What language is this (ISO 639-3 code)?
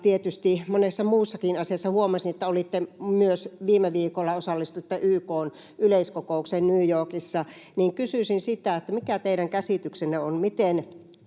fin